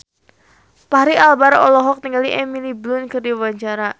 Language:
Sundanese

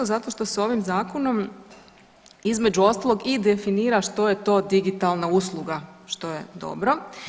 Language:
Croatian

